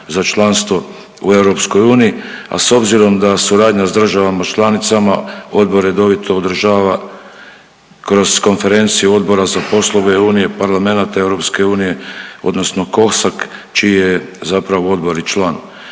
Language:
Croatian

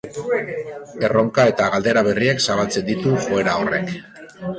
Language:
Basque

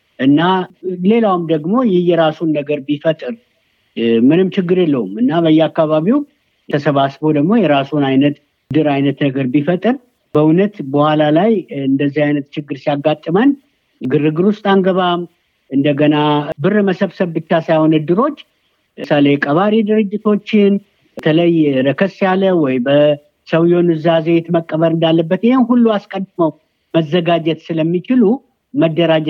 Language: Amharic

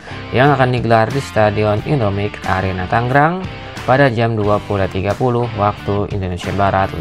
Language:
Indonesian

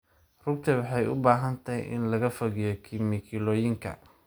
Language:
Somali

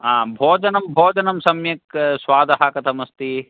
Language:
Sanskrit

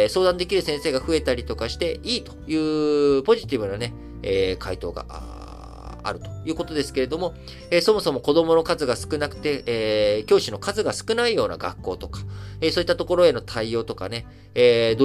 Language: Japanese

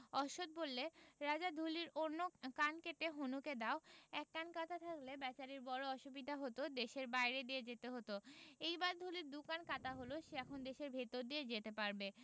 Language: Bangla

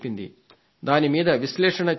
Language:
Telugu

